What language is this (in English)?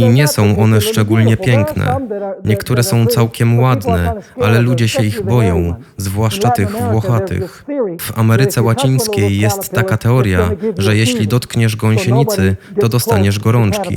Polish